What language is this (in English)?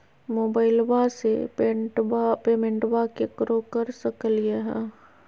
Magahi